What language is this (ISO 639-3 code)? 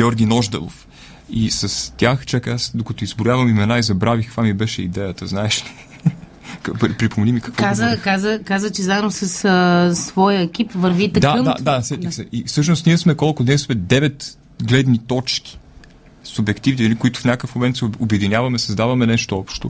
bul